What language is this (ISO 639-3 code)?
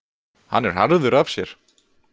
isl